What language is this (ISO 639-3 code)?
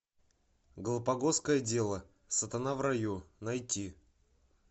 rus